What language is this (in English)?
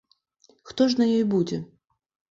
Belarusian